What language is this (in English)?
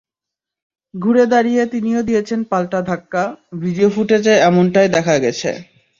Bangla